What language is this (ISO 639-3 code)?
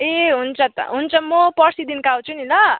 nep